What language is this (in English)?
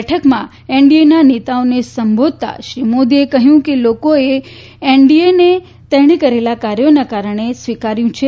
Gujarati